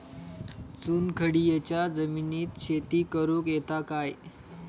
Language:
Marathi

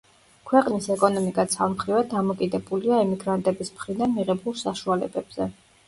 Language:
Georgian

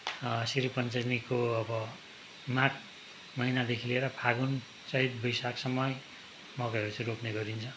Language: Nepali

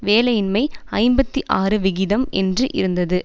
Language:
Tamil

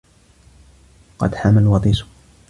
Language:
Arabic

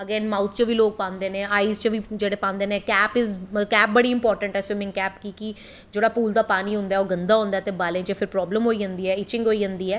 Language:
Dogri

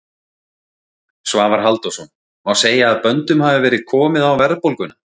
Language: Icelandic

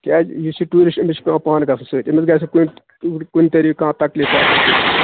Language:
Kashmiri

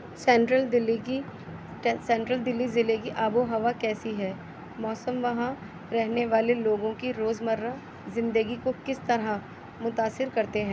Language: Urdu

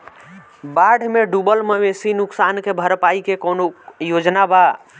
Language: Bhojpuri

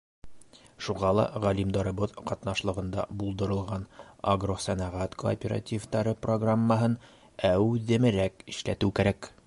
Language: Bashkir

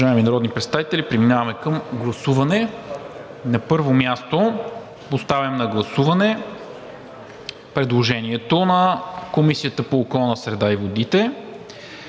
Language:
Bulgarian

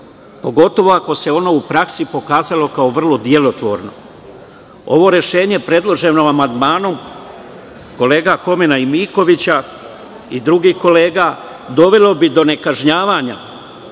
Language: Serbian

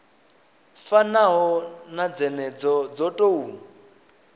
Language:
Venda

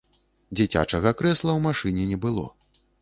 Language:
Belarusian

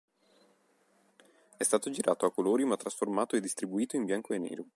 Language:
Italian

